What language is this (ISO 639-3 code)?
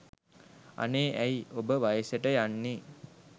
sin